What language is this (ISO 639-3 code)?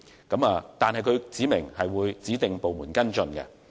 yue